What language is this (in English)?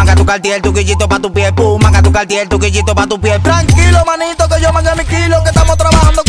Indonesian